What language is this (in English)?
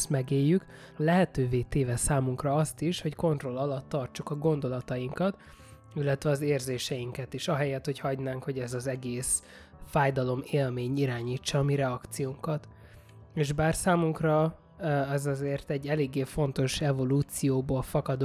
Hungarian